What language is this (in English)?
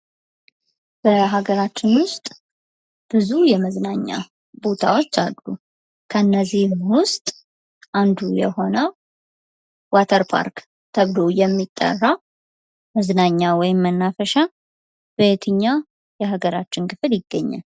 Amharic